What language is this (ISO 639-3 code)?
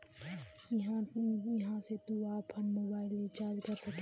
bho